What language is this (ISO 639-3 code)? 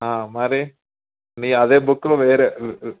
tel